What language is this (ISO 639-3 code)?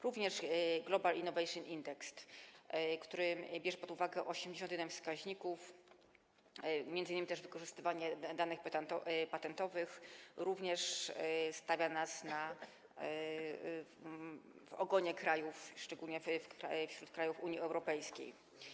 pol